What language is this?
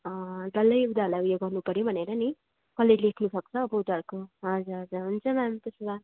Nepali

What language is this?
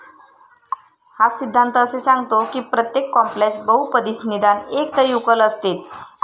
Marathi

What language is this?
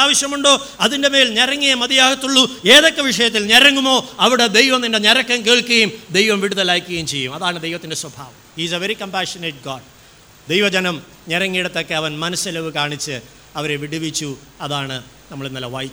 Malayalam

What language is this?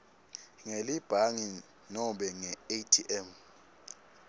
Swati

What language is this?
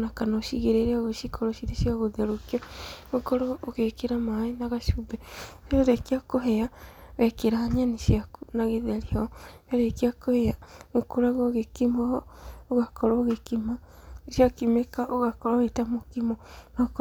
Kikuyu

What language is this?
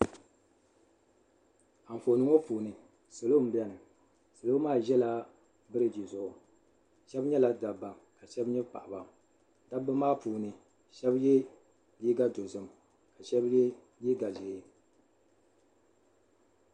Dagbani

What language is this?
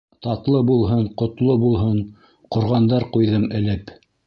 Bashkir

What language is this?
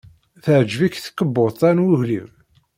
Kabyle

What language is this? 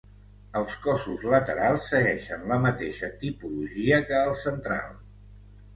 Catalan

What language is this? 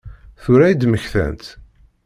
Kabyle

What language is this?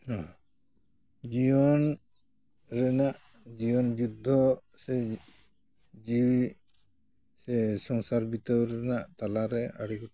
Santali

